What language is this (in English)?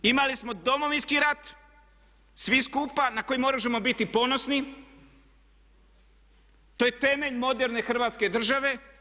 Croatian